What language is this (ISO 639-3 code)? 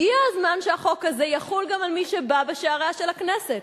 heb